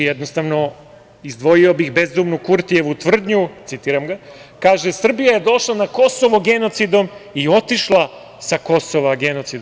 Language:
Serbian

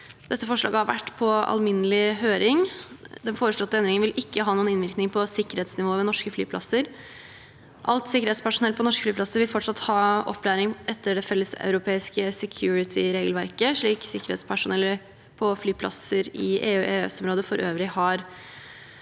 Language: Norwegian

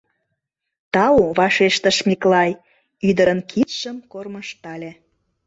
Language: Mari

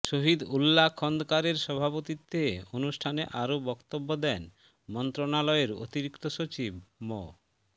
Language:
Bangla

